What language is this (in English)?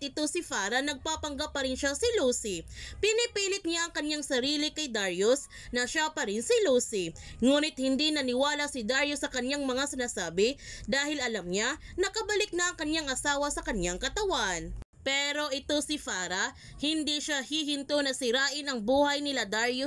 Filipino